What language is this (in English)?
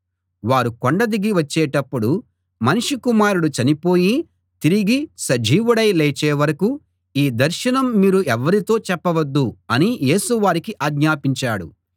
Telugu